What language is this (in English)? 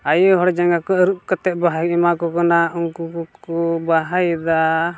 Santali